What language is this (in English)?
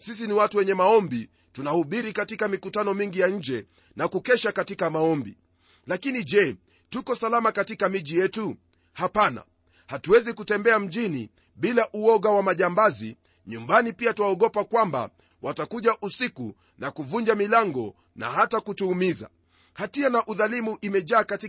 Swahili